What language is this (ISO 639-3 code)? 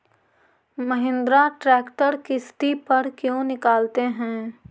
mag